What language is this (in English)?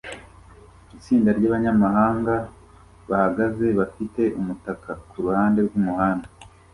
Kinyarwanda